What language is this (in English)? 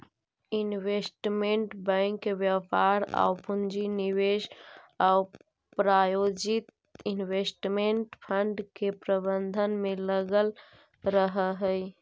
Magahi